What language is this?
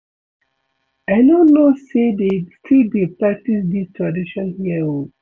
Nigerian Pidgin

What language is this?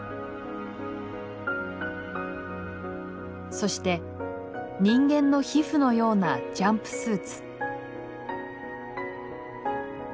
Japanese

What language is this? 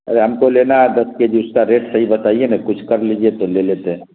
Urdu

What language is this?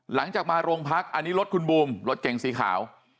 Thai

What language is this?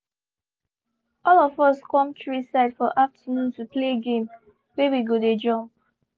Nigerian Pidgin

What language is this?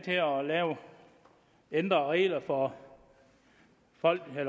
Danish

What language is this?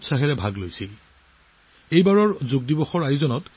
Assamese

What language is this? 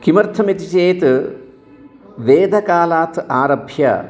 Sanskrit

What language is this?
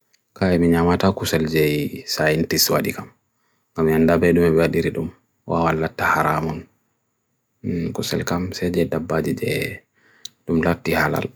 Bagirmi Fulfulde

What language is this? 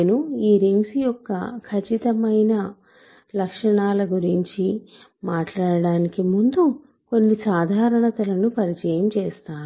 Telugu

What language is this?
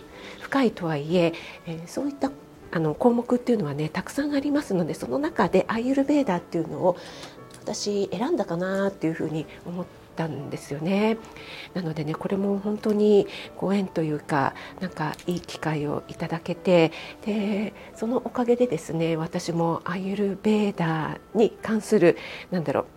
Japanese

